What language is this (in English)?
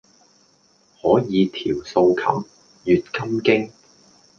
Cantonese